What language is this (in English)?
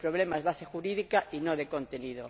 Spanish